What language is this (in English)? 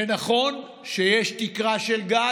Hebrew